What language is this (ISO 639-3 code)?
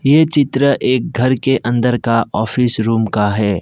hin